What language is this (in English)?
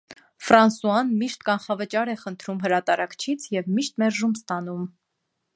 Armenian